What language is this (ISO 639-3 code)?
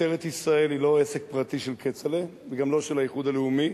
heb